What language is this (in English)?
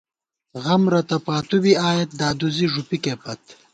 Gawar-Bati